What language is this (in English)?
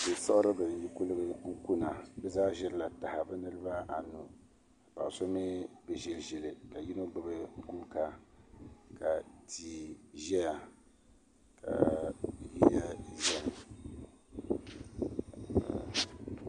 Dagbani